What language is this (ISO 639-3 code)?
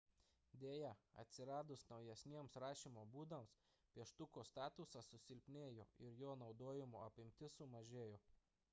lit